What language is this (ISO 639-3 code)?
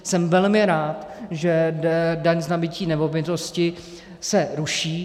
ces